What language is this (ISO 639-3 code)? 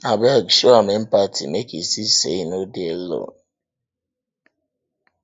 pcm